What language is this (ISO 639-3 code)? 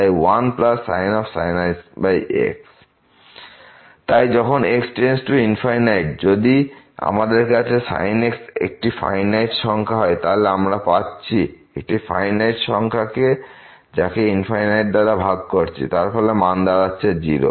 ben